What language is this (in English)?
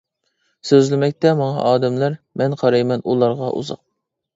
Uyghur